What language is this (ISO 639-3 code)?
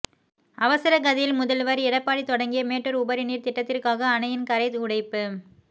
tam